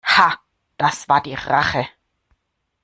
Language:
German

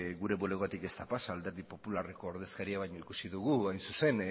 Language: Basque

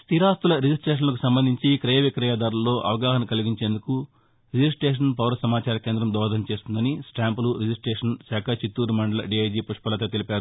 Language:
Telugu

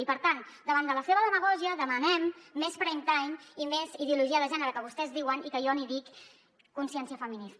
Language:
Catalan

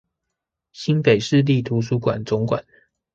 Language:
Chinese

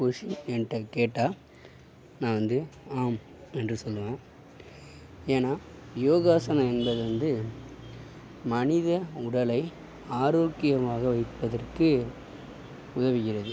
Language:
Tamil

